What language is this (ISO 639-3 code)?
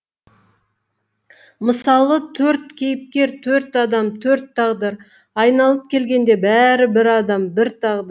kaz